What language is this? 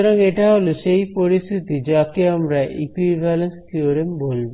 Bangla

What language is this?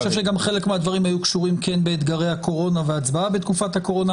Hebrew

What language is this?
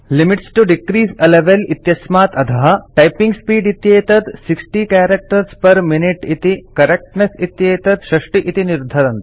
Sanskrit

